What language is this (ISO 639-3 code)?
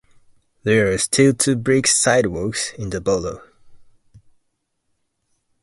eng